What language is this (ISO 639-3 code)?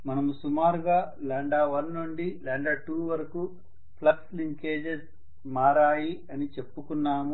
tel